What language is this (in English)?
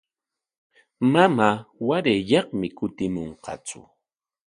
Corongo Ancash Quechua